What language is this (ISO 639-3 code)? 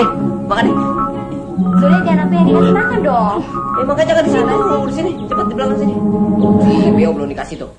ind